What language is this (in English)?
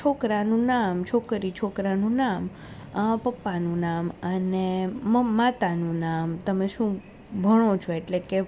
Gujarati